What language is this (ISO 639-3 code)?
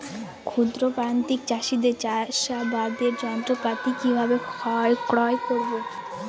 ben